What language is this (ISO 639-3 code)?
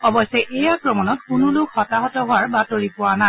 asm